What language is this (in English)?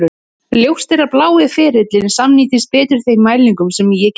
Icelandic